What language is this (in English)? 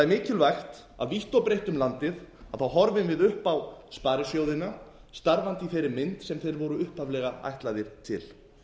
Icelandic